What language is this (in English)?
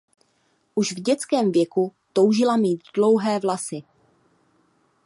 Czech